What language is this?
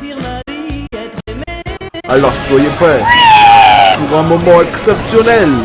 French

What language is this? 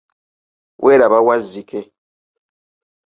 Ganda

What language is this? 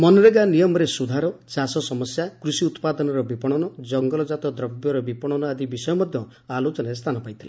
Odia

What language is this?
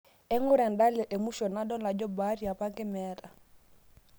Masai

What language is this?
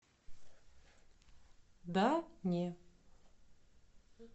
Russian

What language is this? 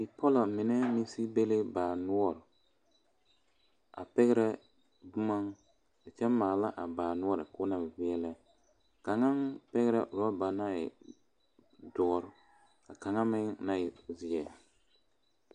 Southern Dagaare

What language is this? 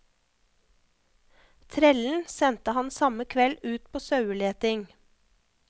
Norwegian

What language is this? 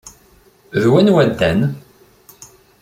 Kabyle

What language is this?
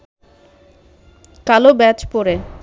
Bangla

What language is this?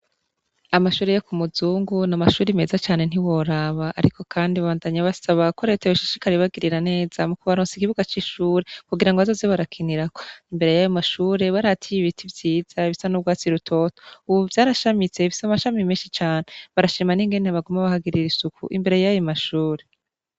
Rundi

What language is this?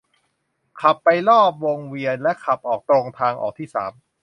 Thai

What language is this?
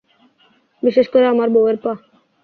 Bangla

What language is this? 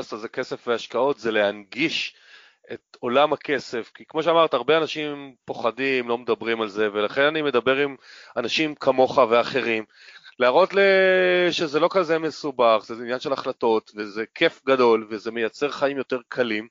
Hebrew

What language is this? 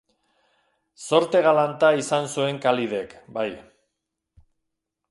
Basque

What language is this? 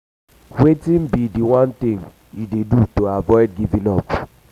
Nigerian Pidgin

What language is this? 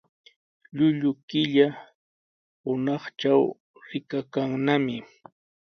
Sihuas Ancash Quechua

